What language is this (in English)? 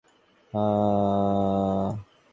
Bangla